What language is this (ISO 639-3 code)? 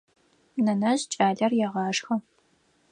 ady